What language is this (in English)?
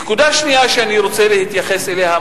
Hebrew